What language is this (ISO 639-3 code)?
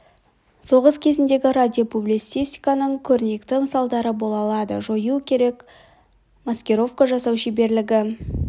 kaz